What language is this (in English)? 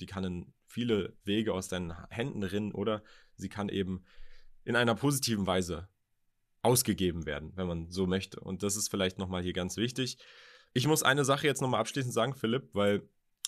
German